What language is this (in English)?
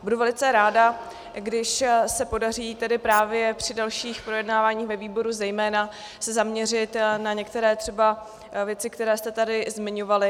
Czech